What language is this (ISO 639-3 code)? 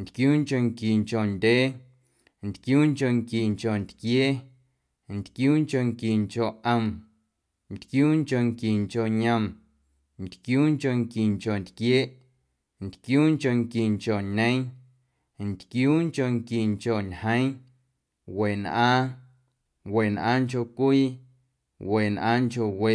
amu